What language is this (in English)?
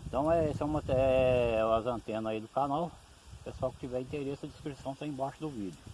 Portuguese